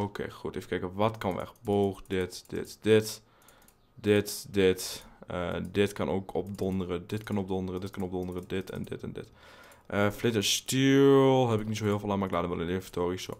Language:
Dutch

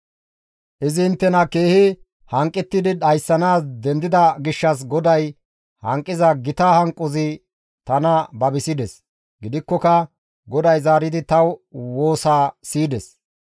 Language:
Gamo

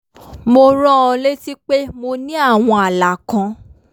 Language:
Yoruba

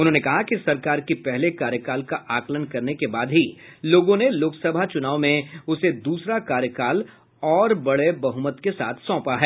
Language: Hindi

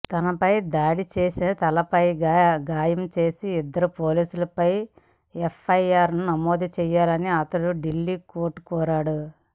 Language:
Telugu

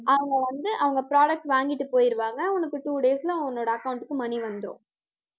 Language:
Tamil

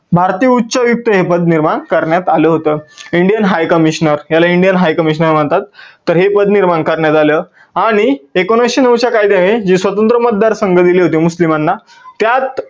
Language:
Marathi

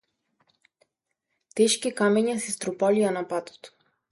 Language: Macedonian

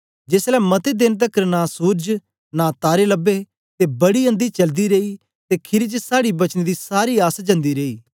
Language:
Dogri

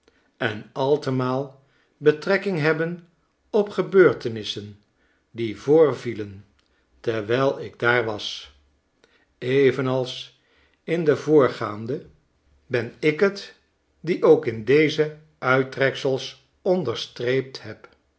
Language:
Dutch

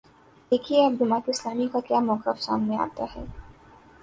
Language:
Urdu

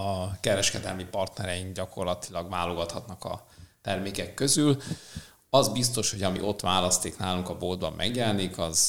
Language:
Hungarian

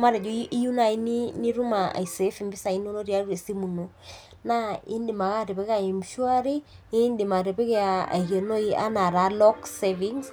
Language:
Masai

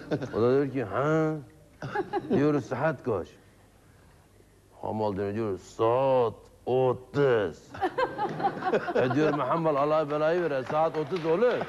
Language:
Turkish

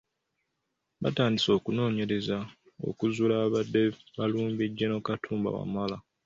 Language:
Ganda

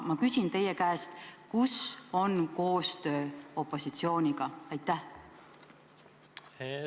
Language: Estonian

